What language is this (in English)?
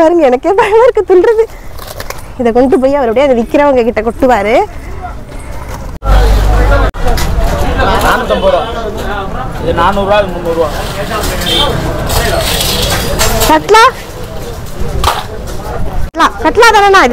Indonesian